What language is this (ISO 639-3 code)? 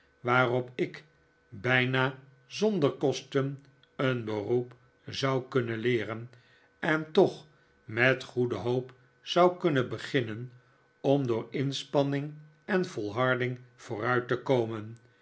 nld